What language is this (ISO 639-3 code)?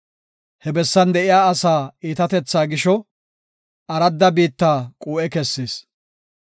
gof